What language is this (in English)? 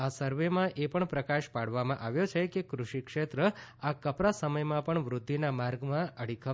Gujarati